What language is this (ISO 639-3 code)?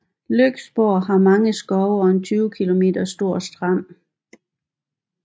dan